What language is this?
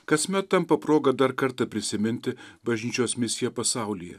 Lithuanian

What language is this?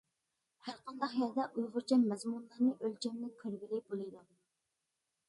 Uyghur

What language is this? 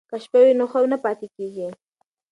Pashto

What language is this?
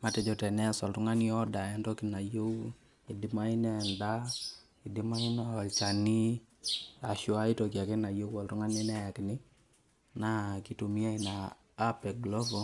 Masai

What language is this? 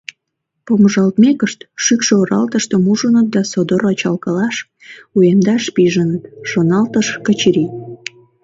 Mari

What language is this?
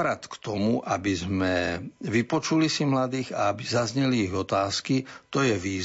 Slovak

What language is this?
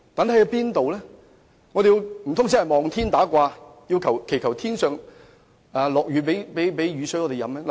Cantonese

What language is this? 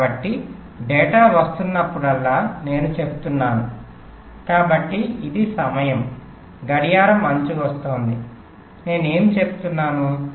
Telugu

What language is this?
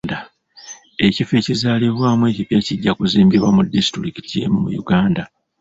Ganda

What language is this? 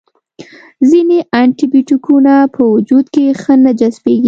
Pashto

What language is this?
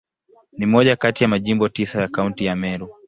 Swahili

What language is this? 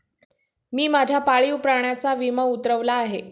Marathi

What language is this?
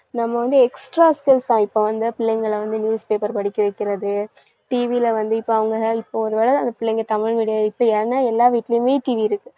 Tamil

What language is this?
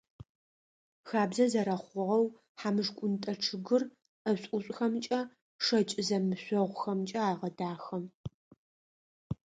Adyghe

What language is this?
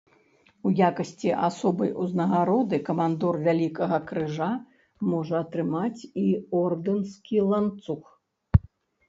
Belarusian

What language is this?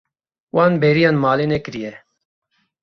Kurdish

